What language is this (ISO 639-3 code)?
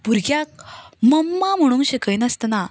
kok